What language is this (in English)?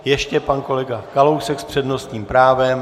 Czech